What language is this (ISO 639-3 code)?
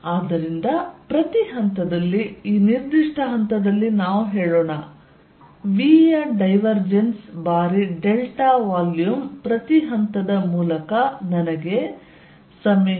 kan